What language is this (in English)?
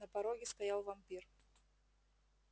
Russian